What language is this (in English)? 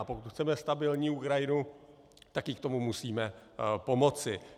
Czech